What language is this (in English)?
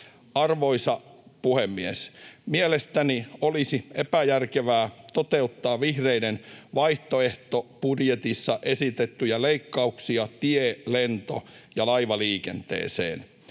Finnish